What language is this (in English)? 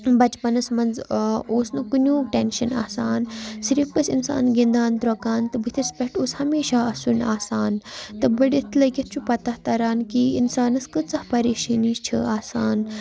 Kashmiri